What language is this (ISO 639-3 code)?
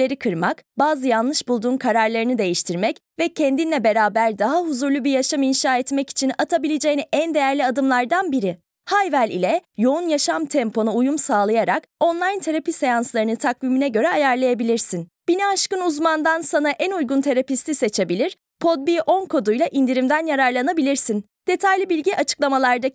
tur